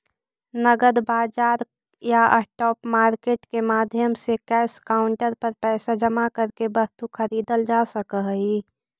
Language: Magahi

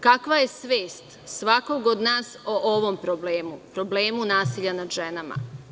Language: Serbian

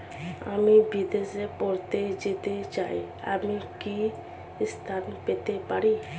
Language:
Bangla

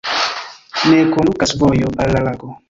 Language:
Esperanto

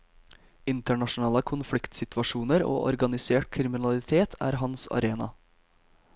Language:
Norwegian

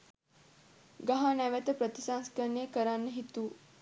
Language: Sinhala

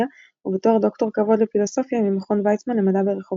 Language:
Hebrew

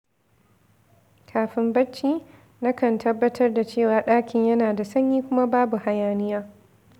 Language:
Hausa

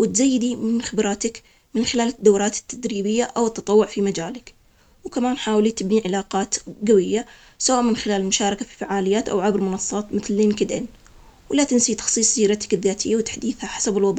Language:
Omani Arabic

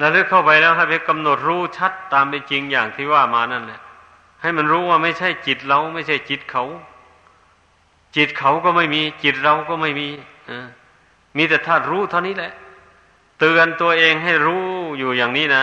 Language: Thai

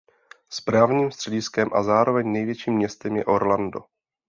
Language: Czech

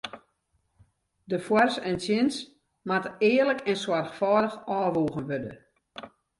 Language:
Western Frisian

